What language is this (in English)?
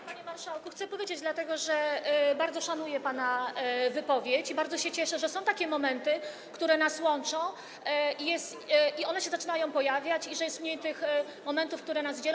Polish